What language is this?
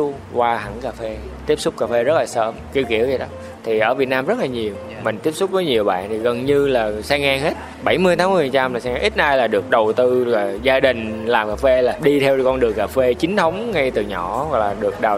Vietnamese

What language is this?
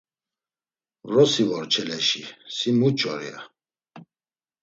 Laz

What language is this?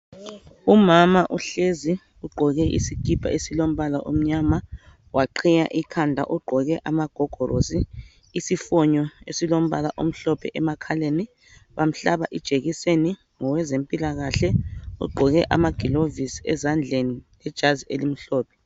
North Ndebele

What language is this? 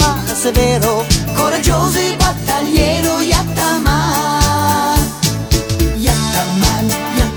Italian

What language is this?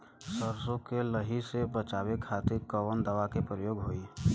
Bhojpuri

